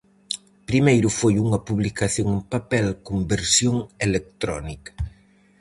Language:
Galician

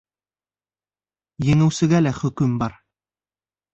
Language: Bashkir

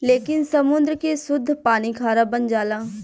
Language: Bhojpuri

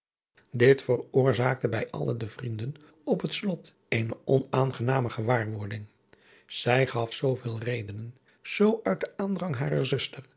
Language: Dutch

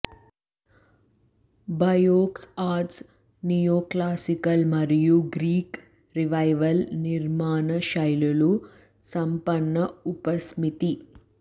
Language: Telugu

